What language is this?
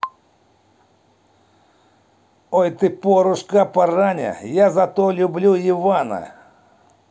Russian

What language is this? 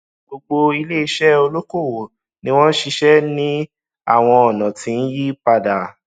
Yoruba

